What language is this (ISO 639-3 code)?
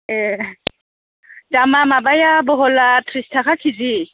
brx